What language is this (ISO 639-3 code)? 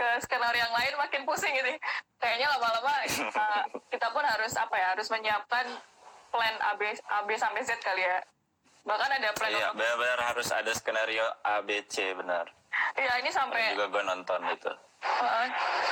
ind